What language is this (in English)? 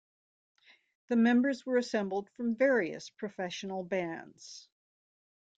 English